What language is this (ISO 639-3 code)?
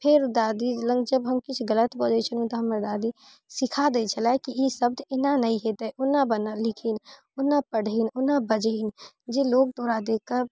mai